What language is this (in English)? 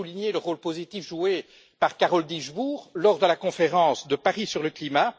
French